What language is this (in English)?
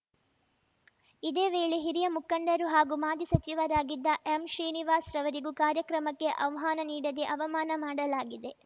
Kannada